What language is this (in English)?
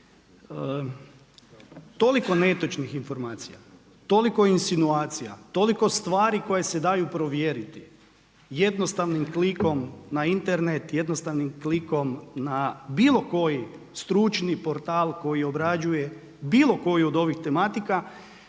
Croatian